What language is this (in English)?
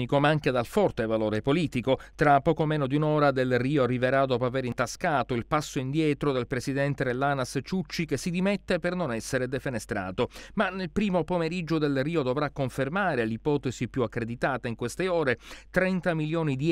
Italian